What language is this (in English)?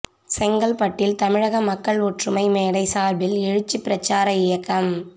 Tamil